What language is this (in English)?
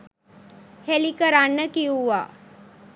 Sinhala